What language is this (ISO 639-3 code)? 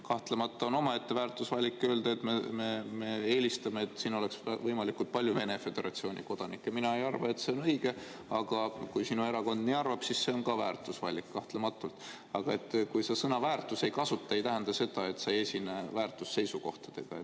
est